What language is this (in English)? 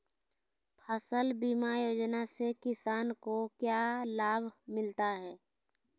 Magahi